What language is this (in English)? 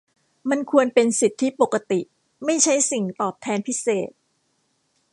Thai